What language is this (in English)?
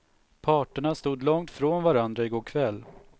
Swedish